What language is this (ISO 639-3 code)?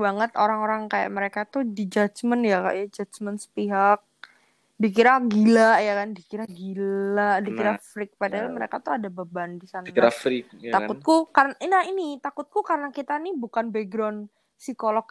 ind